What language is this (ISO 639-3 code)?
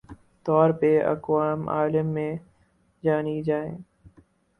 urd